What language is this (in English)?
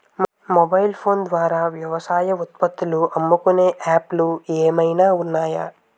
Telugu